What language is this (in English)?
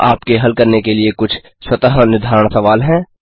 Hindi